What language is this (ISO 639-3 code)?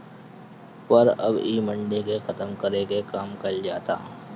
bho